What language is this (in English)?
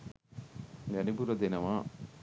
Sinhala